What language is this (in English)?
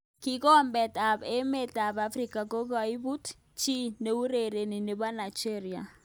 Kalenjin